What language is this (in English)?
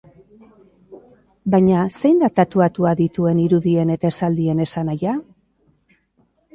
Basque